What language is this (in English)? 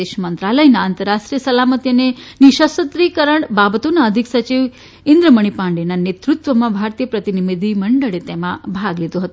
Gujarati